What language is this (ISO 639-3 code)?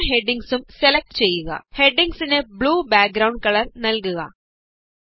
mal